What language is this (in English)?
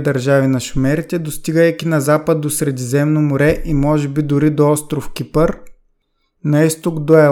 Bulgarian